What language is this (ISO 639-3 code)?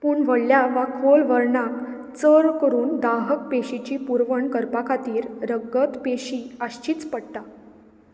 kok